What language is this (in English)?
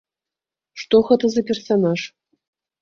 Belarusian